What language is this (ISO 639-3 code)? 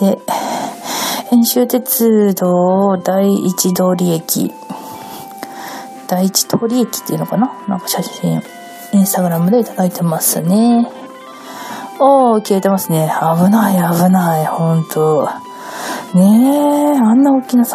jpn